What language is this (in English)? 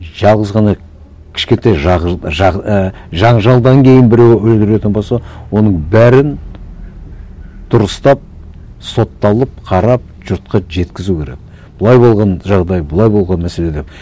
Kazakh